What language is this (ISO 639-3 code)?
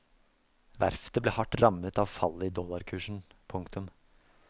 nor